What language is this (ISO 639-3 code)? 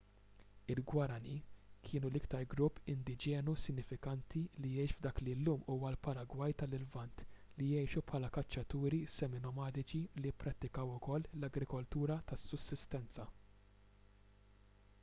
mlt